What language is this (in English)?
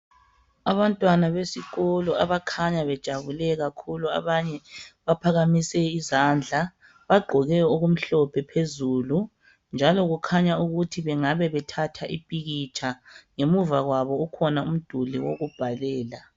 North Ndebele